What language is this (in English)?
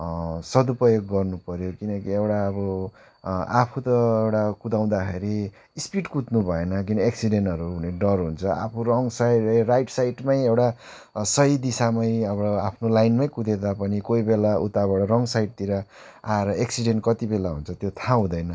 Nepali